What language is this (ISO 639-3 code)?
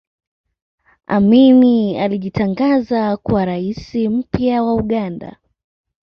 swa